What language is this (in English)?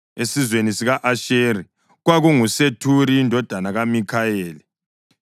North Ndebele